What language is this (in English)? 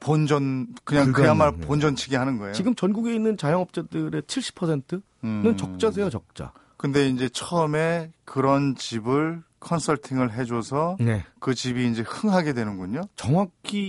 Korean